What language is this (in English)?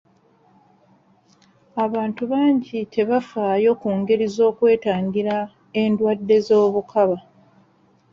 Ganda